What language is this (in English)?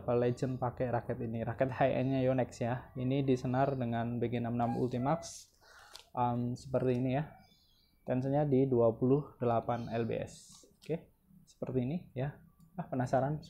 Indonesian